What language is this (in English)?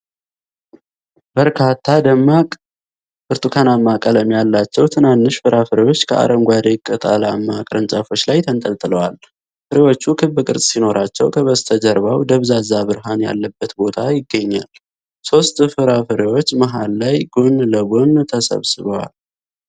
Amharic